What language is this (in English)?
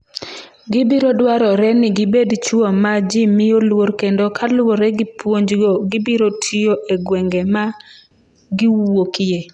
Luo (Kenya and Tanzania)